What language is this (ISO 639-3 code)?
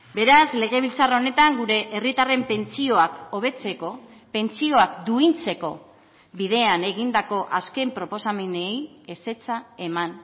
eus